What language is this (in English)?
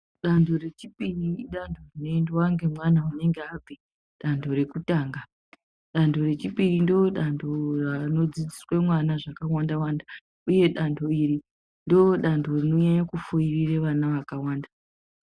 Ndau